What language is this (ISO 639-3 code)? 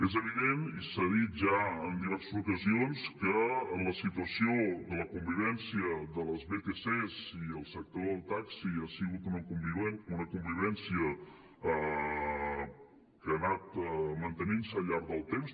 cat